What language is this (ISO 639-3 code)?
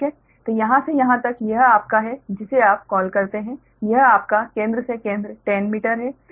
hin